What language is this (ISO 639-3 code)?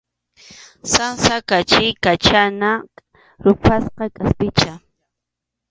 qxu